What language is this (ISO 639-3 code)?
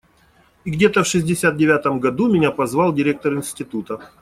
rus